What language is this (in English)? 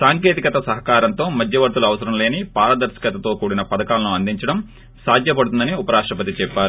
Telugu